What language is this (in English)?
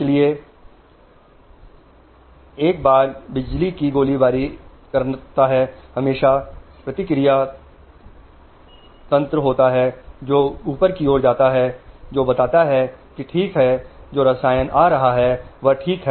Hindi